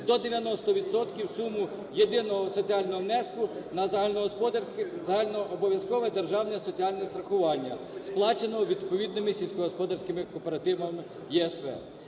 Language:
Ukrainian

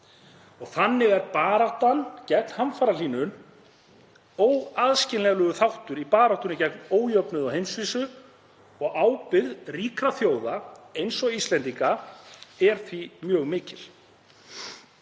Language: Icelandic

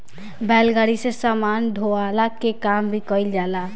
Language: Bhojpuri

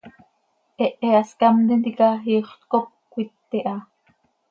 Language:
Seri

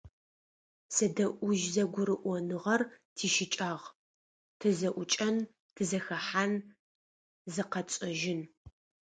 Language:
Adyghe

